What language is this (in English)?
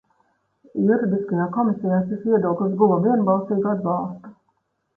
Latvian